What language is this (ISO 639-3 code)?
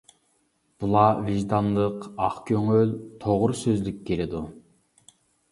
uig